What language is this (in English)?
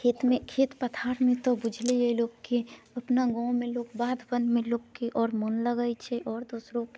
Maithili